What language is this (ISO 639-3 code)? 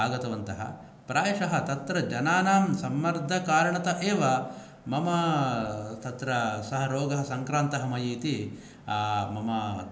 san